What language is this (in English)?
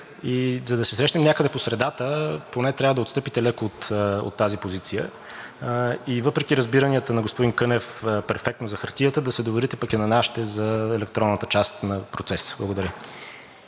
Bulgarian